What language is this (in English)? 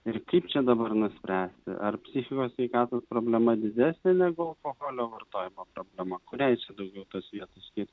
Lithuanian